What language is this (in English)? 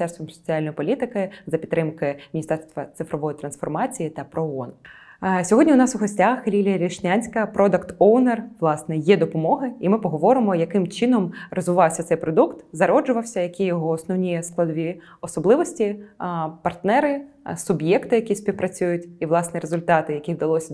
Ukrainian